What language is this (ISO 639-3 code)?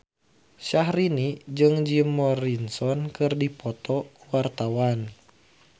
sun